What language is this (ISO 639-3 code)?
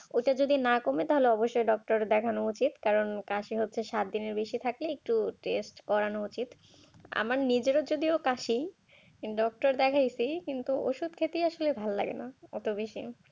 ben